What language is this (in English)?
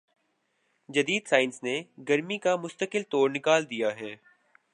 Urdu